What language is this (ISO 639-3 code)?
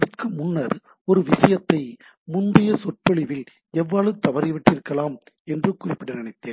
tam